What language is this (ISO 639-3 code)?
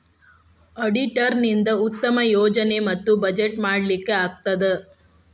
kan